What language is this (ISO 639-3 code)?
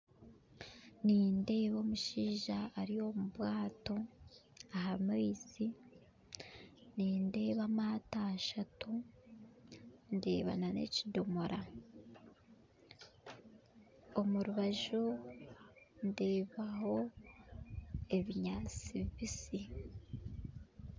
nyn